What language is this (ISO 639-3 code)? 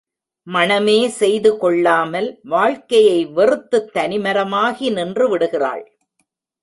tam